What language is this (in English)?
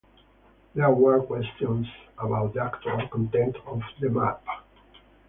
English